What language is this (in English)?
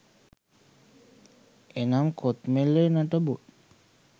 Sinhala